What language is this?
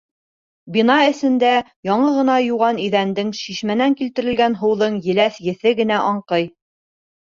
Bashkir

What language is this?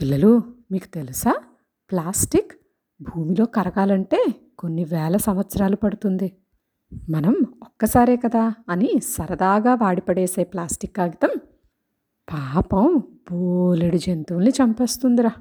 Telugu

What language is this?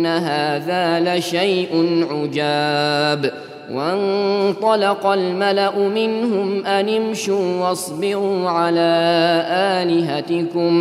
Arabic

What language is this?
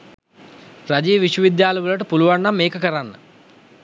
Sinhala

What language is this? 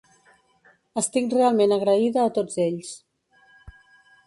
Catalan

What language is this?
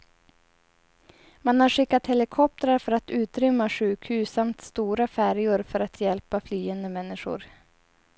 Swedish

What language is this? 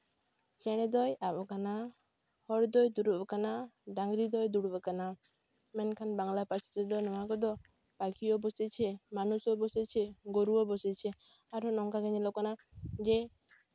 Santali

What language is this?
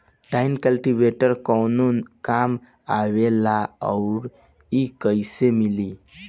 Bhojpuri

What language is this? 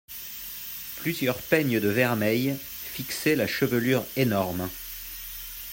French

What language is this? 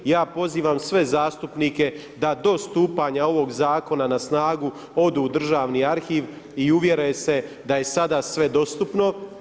Croatian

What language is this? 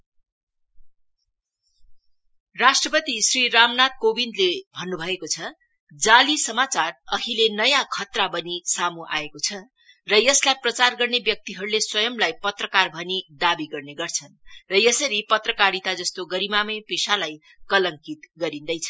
Nepali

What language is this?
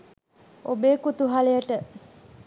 Sinhala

